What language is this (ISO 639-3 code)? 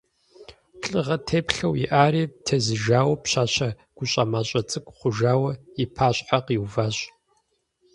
kbd